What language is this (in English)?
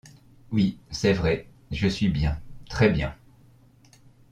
French